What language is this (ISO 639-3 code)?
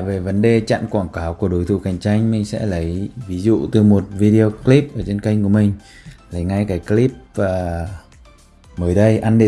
vie